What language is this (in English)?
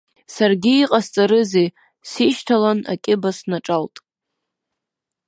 Abkhazian